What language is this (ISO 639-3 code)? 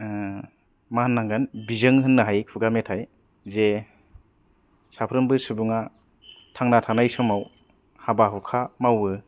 brx